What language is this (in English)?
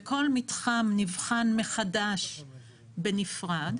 Hebrew